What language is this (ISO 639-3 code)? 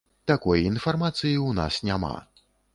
bel